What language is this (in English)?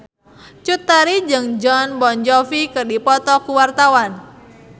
Sundanese